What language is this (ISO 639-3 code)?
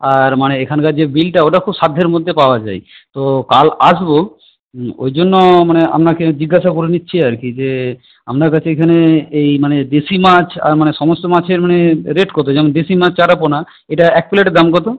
ben